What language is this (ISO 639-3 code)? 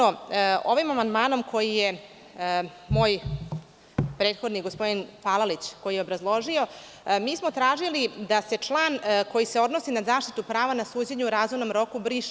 srp